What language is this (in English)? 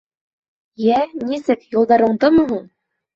Bashkir